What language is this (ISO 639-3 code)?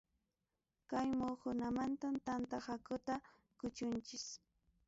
quy